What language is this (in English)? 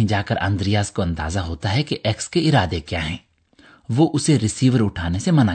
Urdu